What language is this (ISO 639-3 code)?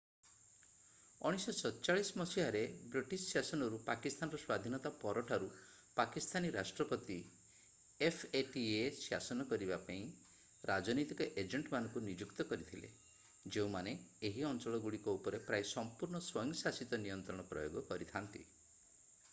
ori